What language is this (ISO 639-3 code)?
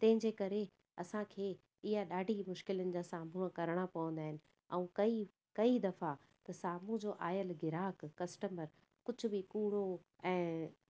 snd